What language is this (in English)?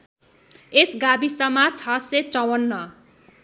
Nepali